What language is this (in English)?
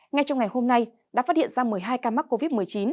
Vietnamese